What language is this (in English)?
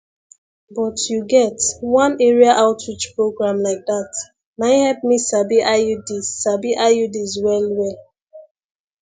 Nigerian Pidgin